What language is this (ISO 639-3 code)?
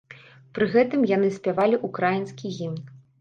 bel